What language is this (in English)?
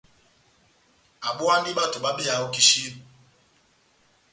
Batanga